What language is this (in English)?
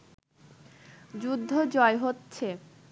Bangla